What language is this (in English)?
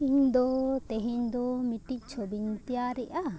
Santali